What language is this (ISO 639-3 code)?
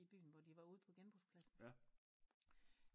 dan